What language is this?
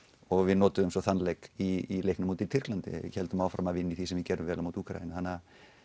Icelandic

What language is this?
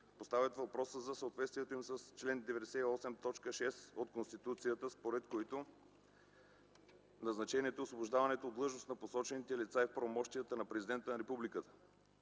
Bulgarian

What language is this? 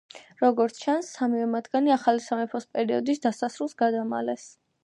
Georgian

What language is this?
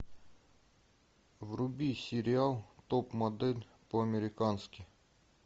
Russian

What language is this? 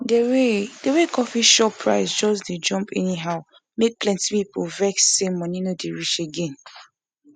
Nigerian Pidgin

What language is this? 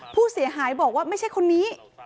Thai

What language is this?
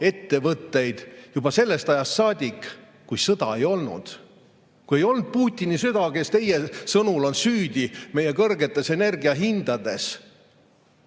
Estonian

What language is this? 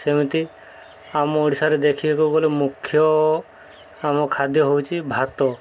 Odia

